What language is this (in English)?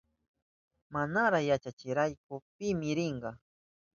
Southern Pastaza Quechua